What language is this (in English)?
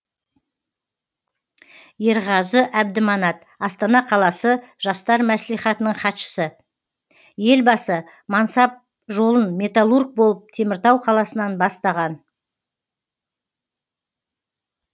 Kazakh